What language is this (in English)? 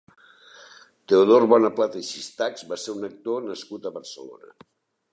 Catalan